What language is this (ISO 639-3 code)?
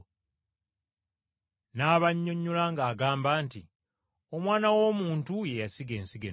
lug